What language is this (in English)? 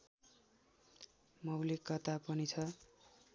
Nepali